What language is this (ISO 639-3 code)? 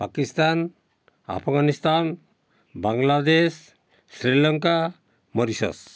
ori